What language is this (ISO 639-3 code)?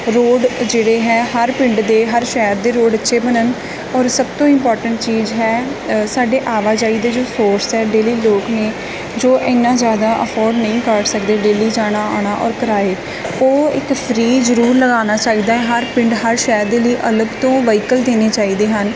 pan